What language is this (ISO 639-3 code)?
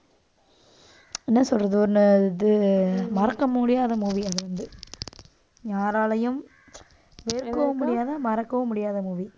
tam